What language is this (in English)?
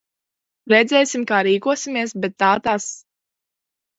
Latvian